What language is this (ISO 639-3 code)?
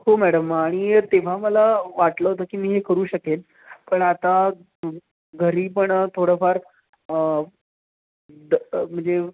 mar